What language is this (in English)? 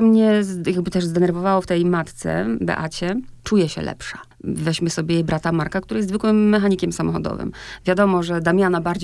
Polish